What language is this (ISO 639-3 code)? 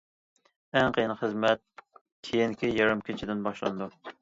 uig